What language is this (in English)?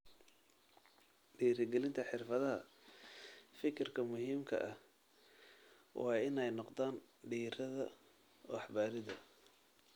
Somali